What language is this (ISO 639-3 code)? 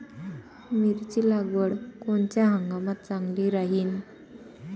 mar